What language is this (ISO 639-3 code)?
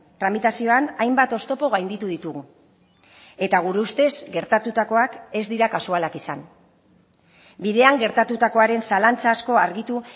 eus